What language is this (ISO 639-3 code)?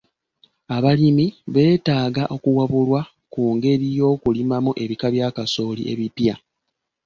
lug